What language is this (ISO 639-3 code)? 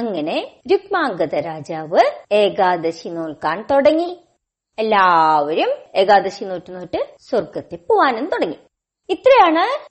mal